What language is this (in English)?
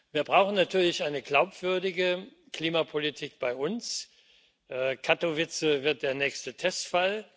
German